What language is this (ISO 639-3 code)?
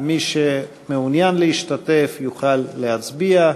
heb